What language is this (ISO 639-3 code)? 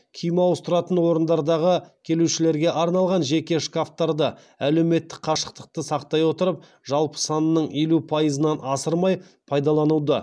kaz